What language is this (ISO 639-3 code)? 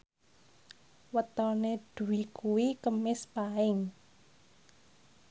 jav